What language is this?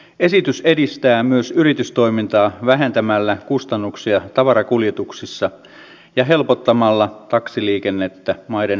Finnish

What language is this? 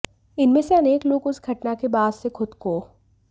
Hindi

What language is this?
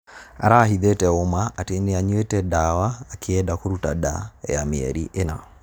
Kikuyu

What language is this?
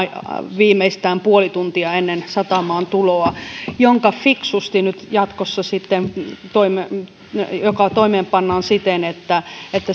Finnish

